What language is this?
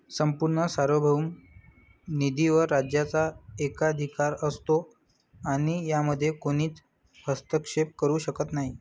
Marathi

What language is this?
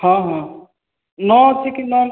Odia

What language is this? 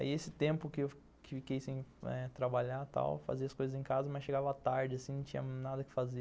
Portuguese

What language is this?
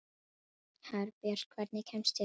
Icelandic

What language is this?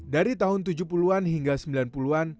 Indonesian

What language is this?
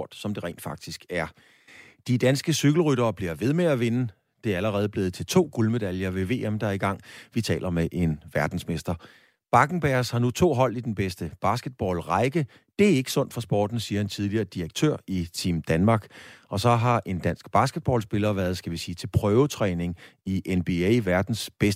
Danish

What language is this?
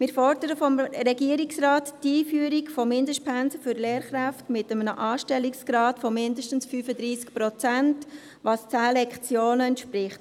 Swiss German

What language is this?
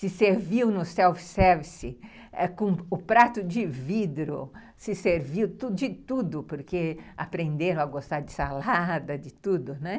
Portuguese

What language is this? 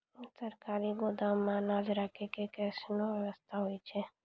Maithili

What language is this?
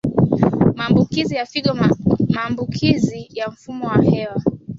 Swahili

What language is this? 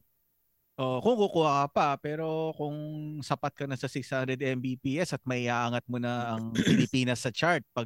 Filipino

